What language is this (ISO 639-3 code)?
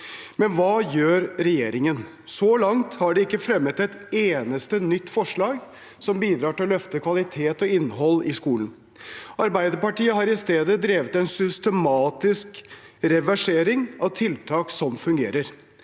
nor